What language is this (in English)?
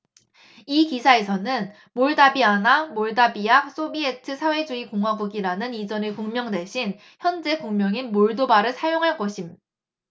Korean